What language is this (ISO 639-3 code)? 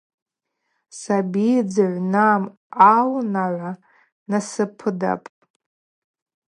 abq